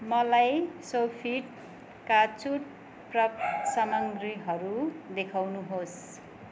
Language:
Nepali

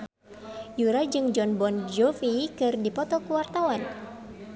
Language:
Sundanese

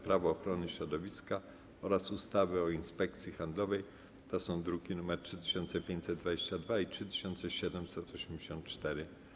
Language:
Polish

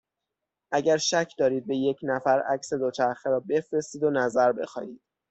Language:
Persian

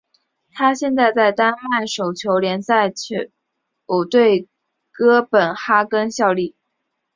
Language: Chinese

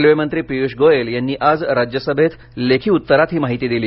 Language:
Marathi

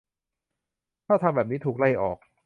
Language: Thai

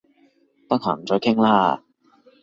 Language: Cantonese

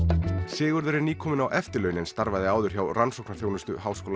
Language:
Icelandic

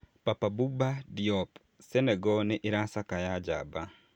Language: Kikuyu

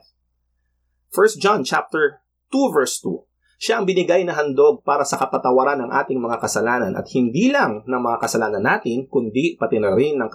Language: Filipino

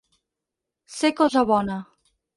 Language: Catalan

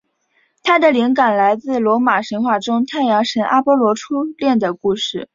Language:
Chinese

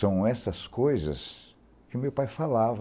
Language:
Portuguese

